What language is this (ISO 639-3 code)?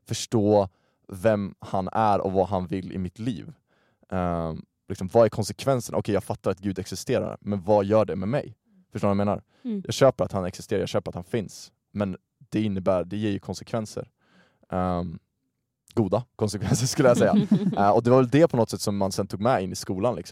swe